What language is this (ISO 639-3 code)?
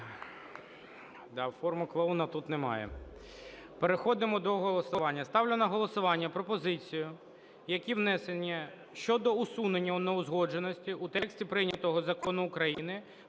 ukr